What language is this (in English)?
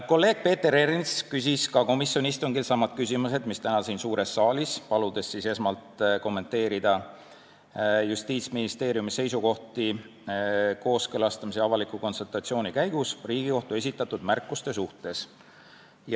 Estonian